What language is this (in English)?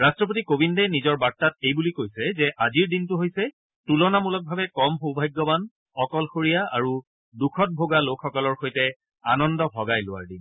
Assamese